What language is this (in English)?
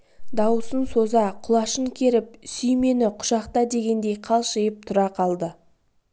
Kazakh